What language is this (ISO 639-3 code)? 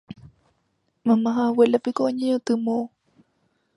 grn